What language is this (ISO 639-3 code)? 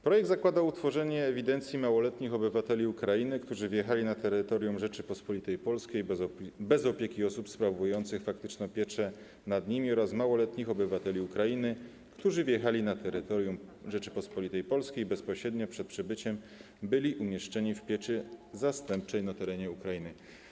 pol